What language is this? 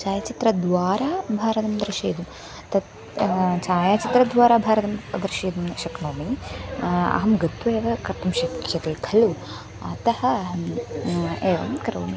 Sanskrit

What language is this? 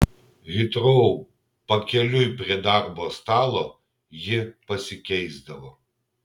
Lithuanian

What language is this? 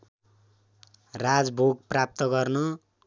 Nepali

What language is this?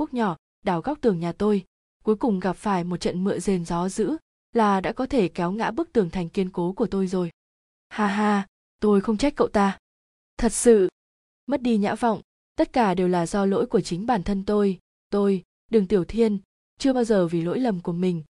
Vietnamese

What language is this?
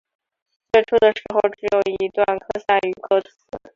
Chinese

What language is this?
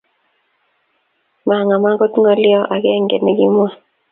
Kalenjin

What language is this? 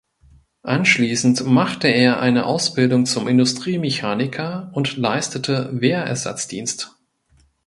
German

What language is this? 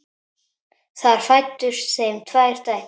Icelandic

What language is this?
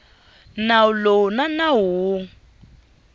Tsonga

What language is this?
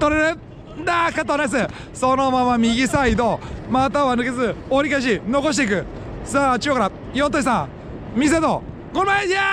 Japanese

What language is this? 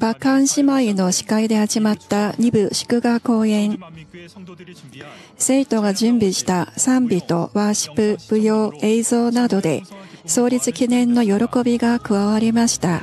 Japanese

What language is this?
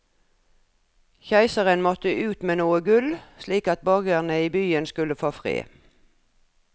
Norwegian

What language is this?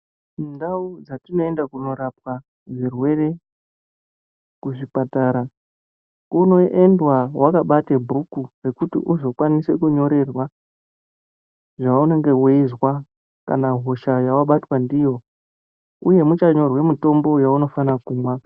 Ndau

